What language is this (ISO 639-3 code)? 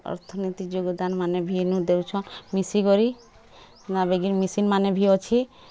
ori